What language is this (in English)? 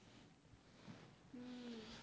Gujarati